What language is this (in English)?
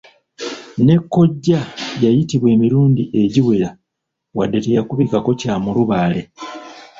Ganda